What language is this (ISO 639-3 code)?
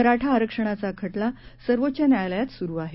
mar